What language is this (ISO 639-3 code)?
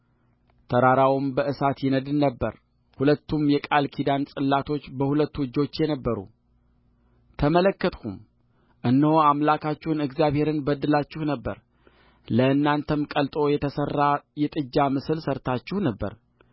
amh